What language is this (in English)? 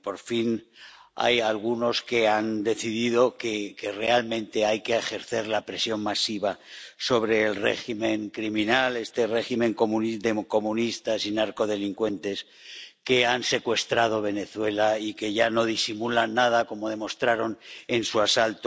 Spanish